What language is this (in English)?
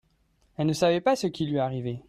French